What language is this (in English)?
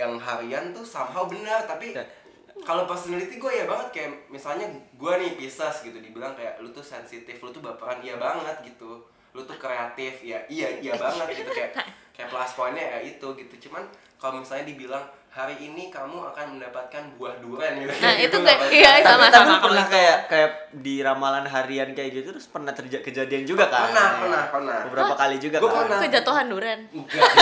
Indonesian